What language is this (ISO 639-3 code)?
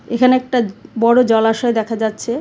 ben